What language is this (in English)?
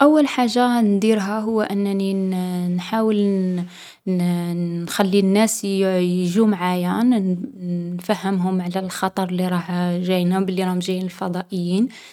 Algerian Arabic